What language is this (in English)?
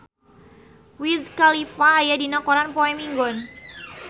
Sundanese